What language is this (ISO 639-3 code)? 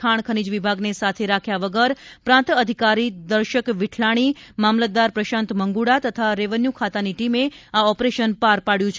guj